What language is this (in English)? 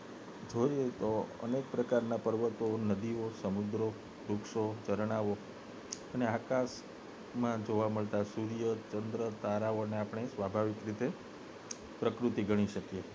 Gujarati